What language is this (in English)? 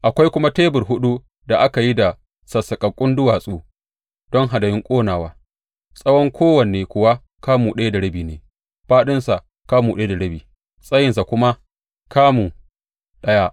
Hausa